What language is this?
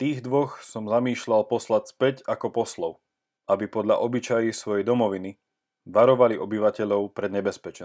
Slovak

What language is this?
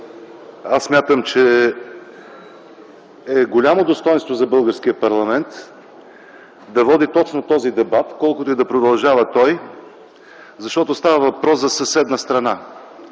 Bulgarian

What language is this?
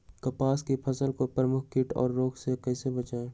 Magahi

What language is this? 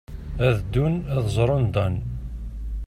Kabyle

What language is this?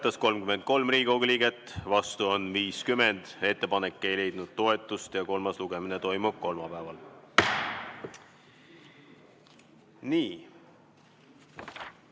Estonian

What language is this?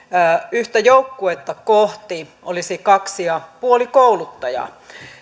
Finnish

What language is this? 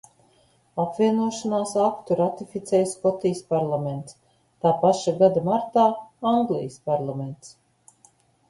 Latvian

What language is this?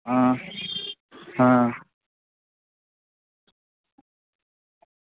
Dogri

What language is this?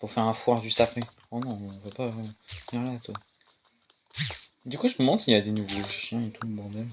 French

